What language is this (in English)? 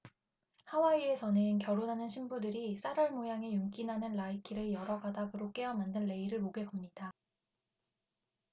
Korean